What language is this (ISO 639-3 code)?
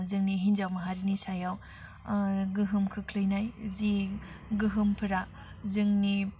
brx